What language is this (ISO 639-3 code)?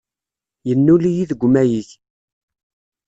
kab